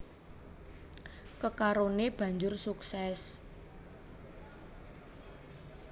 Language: Javanese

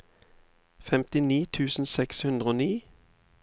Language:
Norwegian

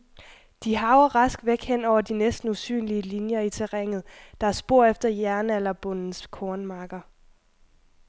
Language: Danish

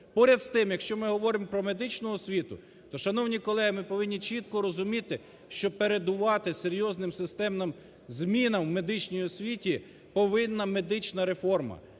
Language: Ukrainian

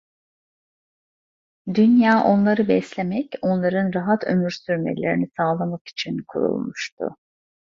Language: Turkish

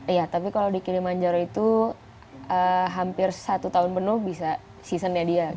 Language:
Indonesian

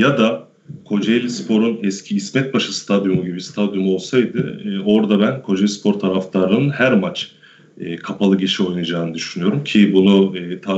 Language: Turkish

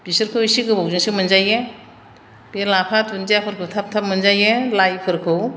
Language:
Bodo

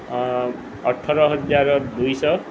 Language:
Odia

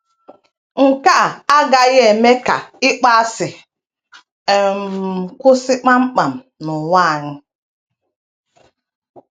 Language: Igbo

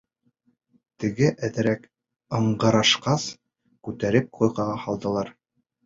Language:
Bashkir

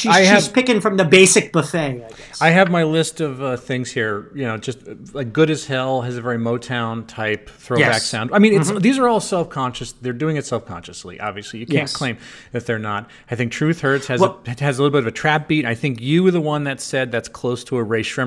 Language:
English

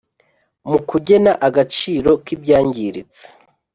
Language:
Kinyarwanda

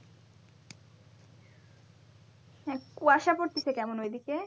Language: Bangla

